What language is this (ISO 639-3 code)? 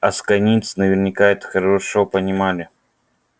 rus